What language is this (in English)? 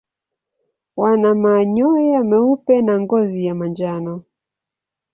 Swahili